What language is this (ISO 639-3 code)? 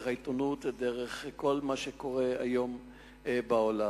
heb